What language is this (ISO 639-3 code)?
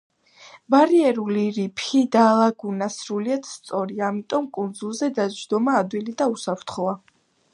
kat